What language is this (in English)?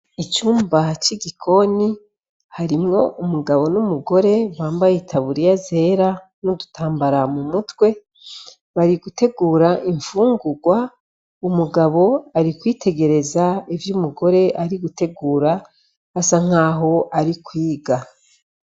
Rundi